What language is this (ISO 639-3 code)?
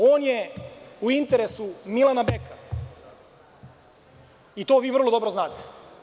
srp